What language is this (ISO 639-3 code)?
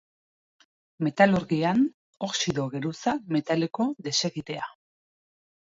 eus